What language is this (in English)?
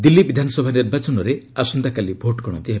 Odia